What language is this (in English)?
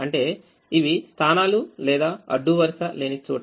Telugu